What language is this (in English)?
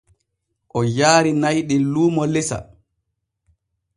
Borgu Fulfulde